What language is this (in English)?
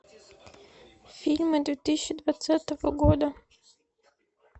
Russian